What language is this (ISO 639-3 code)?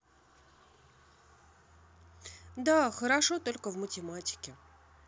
rus